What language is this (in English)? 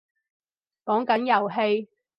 Cantonese